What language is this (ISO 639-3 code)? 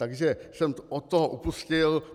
ces